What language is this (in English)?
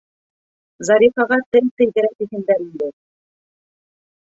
Bashkir